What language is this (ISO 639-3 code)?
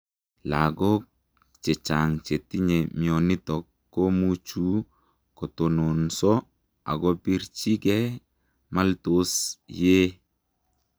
kln